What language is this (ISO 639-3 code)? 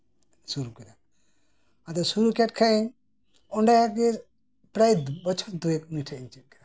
sat